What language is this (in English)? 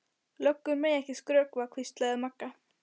Icelandic